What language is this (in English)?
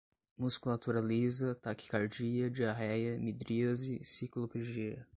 Portuguese